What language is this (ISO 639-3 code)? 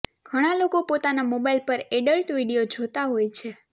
guj